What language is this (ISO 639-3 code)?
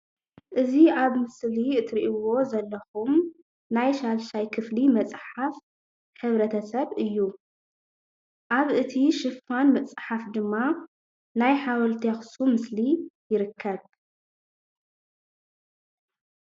tir